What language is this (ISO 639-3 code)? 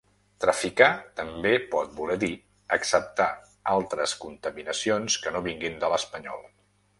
cat